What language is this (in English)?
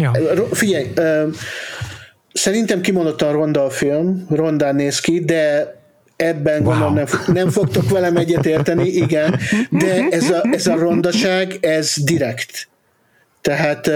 Hungarian